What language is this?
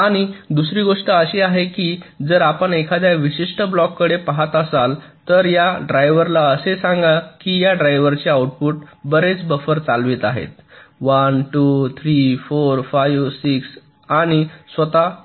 Marathi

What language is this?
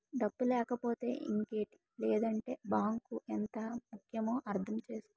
Telugu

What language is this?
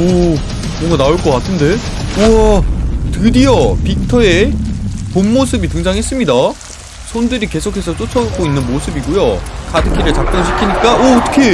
Korean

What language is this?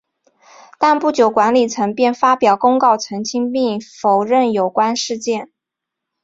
Chinese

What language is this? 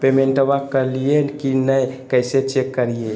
Magahi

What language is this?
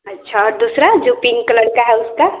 Hindi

